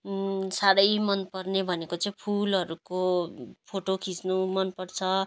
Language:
Nepali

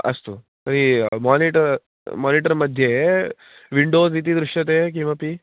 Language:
Sanskrit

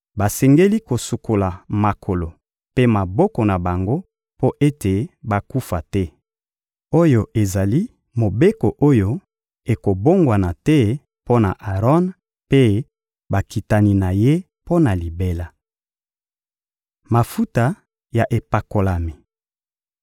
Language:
Lingala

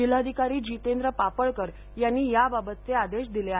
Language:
Marathi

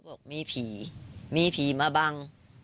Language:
Thai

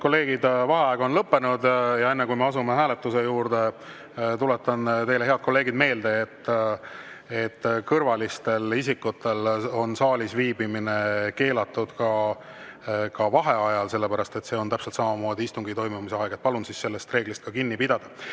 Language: Estonian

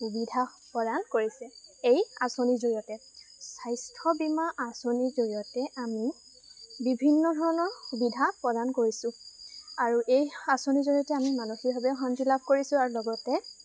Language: Assamese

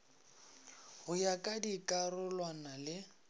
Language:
Northern Sotho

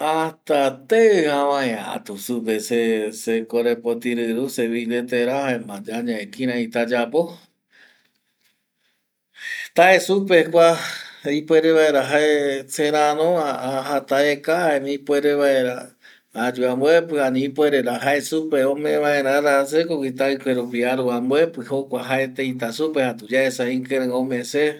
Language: Eastern Bolivian Guaraní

